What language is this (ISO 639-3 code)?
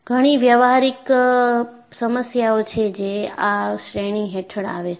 guj